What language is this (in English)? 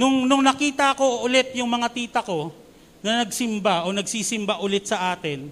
Filipino